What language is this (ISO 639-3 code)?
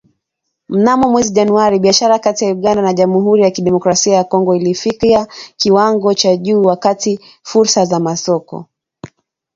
swa